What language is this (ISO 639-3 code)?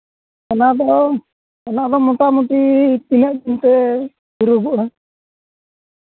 sat